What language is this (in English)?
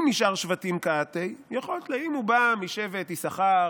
Hebrew